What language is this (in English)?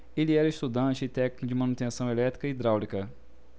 Portuguese